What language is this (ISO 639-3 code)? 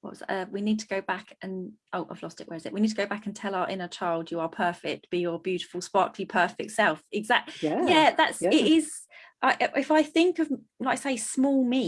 eng